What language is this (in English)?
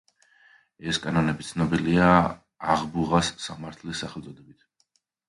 Georgian